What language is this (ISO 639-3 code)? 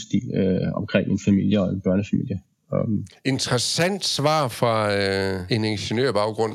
dan